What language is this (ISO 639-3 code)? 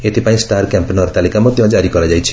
ori